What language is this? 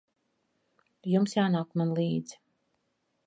Latvian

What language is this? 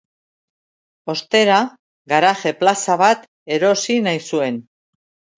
Basque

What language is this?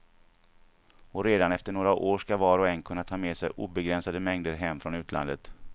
Swedish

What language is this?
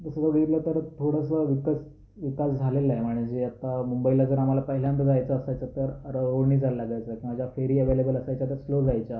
Marathi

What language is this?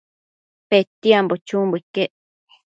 Matsés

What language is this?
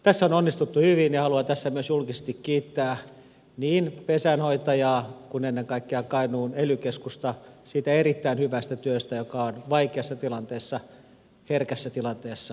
Finnish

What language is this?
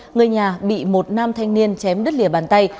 Vietnamese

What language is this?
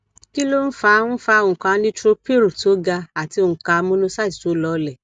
Yoruba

